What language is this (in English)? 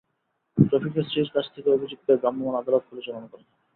Bangla